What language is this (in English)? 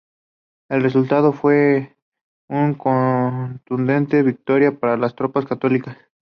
Spanish